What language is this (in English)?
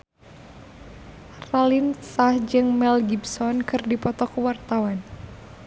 Sundanese